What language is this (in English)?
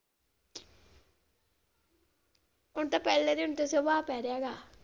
Punjabi